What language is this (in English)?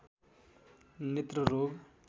Nepali